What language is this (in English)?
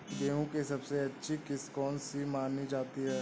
Hindi